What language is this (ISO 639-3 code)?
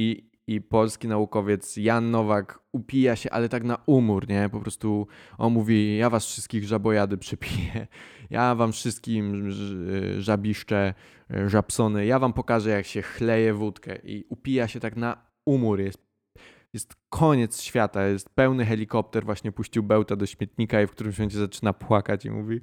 pol